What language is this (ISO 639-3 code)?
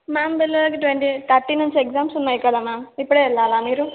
tel